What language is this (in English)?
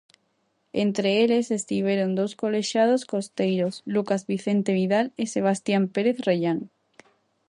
Galician